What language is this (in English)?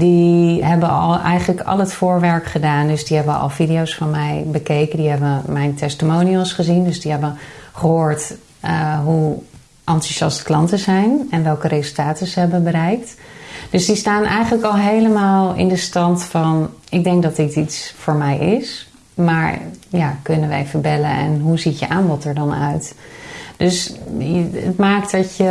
Dutch